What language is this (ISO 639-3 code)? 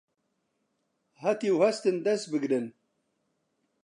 ckb